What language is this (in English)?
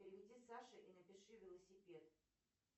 Russian